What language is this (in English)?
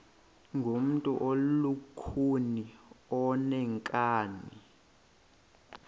Xhosa